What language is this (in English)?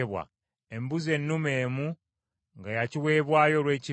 Ganda